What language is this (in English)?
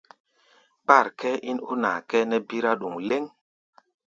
Gbaya